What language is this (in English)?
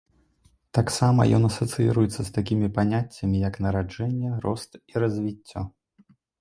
Belarusian